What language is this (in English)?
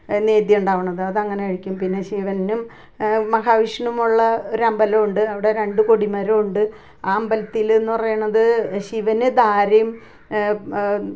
Malayalam